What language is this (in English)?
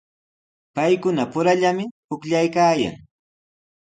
Sihuas Ancash Quechua